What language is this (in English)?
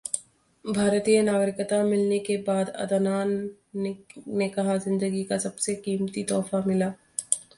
Hindi